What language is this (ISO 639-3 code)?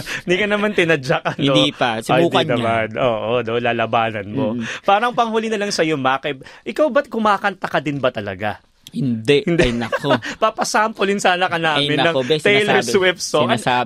fil